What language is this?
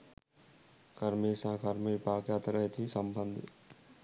Sinhala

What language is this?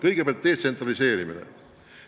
Estonian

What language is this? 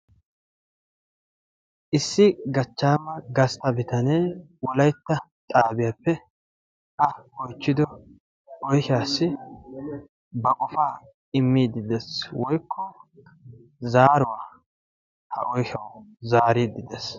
Wolaytta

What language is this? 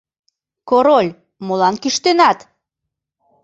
Mari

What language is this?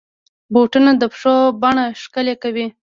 Pashto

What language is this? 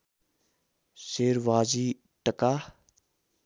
Nepali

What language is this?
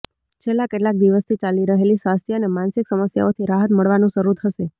Gujarati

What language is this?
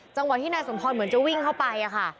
Thai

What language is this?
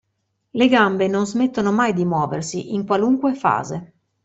Italian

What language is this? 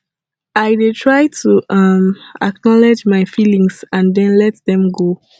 Nigerian Pidgin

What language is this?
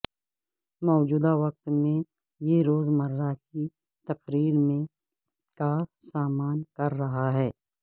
Urdu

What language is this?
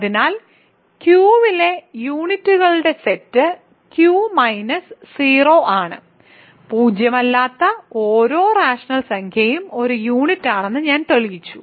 Malayalam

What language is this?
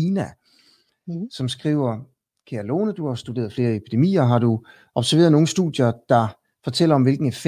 Danish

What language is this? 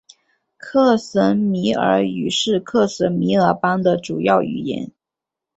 Chinese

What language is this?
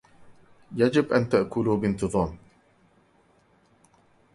Arabic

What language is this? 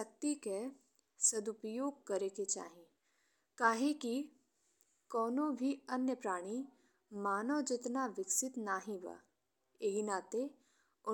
Bhojpuri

